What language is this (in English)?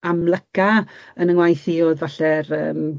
Welsh